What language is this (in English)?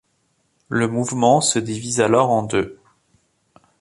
French